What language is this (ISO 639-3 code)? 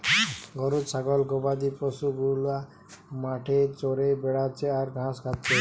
ben